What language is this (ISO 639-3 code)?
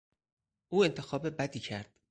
fas